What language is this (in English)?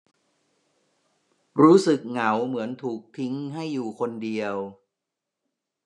Thai